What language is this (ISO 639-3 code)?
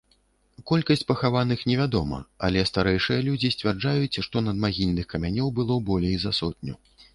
bel